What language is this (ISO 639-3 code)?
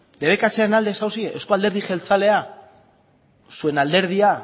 eus